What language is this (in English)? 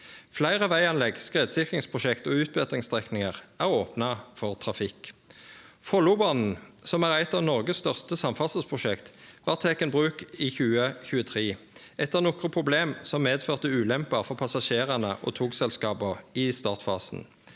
Norwegian